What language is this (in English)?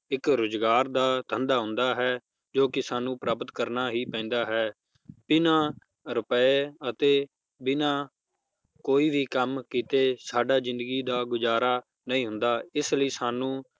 Punjabi